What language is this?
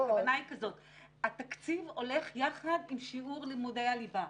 Hebrew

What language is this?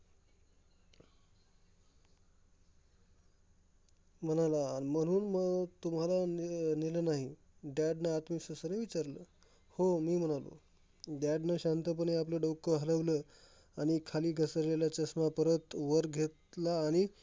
Marathi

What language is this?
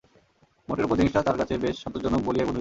Bangla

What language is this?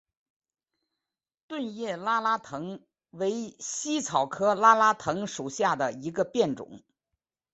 Chinese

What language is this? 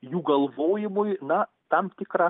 Lithuanian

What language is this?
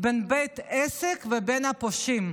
Hebrew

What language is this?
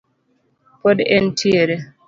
Luo (Kenya and Tanzania)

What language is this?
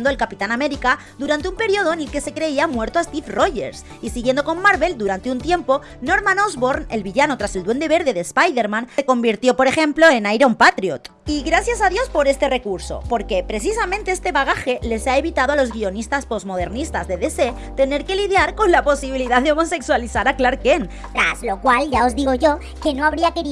Spanish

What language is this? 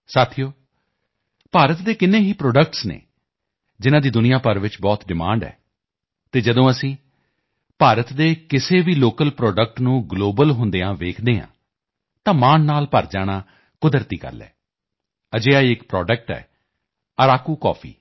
Punjabi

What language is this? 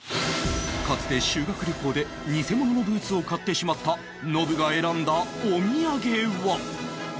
Japanese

